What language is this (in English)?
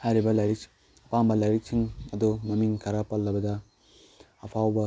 Manipuri